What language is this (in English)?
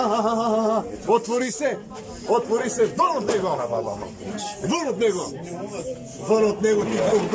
Romanian